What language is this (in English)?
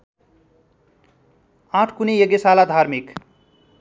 Nepali